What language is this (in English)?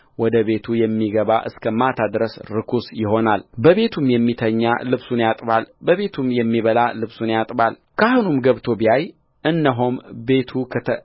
Amharic